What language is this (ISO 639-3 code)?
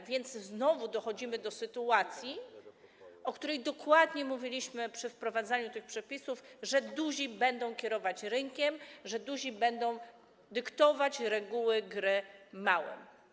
pol